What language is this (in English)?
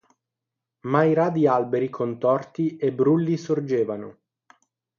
Italian